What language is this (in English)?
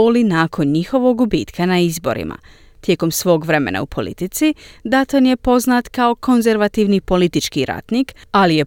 Croatian